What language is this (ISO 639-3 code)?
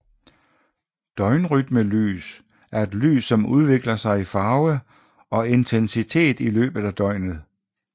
dan